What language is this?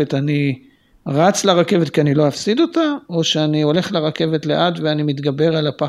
Hebrew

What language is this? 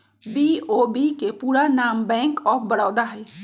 Magahi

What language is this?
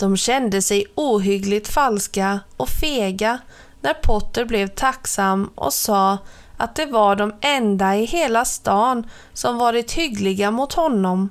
Swedish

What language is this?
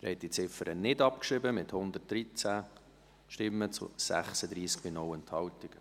Swiss German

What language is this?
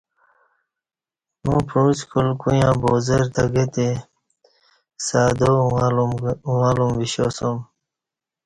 Kati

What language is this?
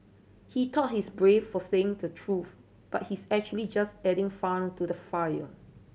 English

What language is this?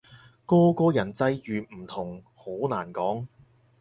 Cantonese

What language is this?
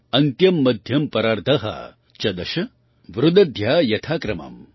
Gujarati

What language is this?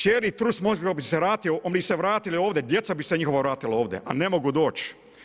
Croatian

